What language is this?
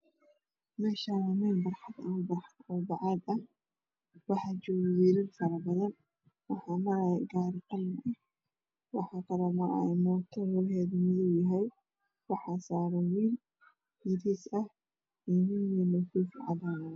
Somali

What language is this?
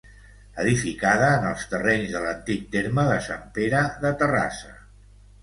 Catalan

